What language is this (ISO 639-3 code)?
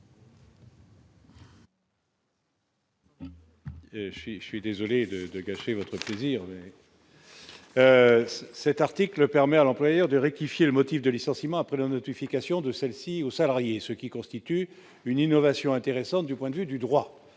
fra